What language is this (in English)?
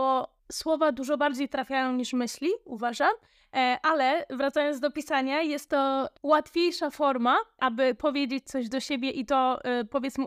Polish